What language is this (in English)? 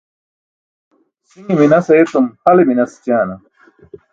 Burushaski